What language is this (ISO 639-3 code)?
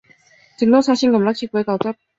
zho